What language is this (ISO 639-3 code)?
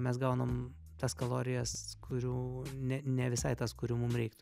lit